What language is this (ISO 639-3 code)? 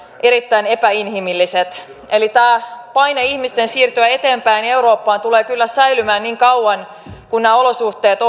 fin